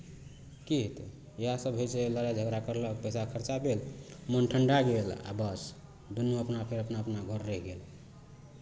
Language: Maithili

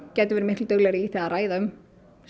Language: Icelandic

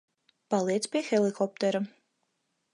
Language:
Latvian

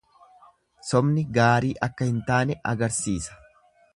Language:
Oromo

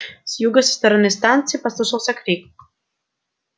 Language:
Russian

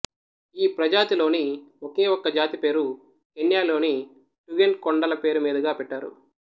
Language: Telugu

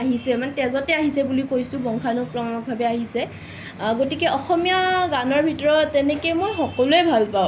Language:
Assamese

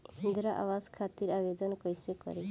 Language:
Bhojpuri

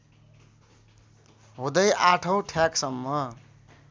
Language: Nepali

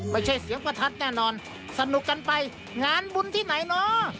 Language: Thai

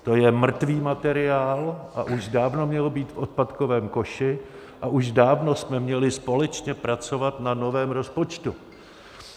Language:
Czech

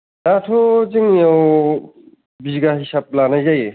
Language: Bodo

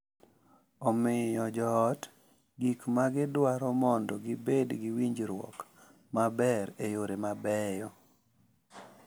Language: Luo (Kenya and Tanzania)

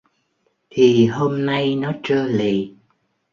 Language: Vietnamese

